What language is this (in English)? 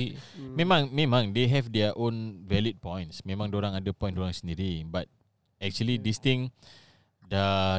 Malay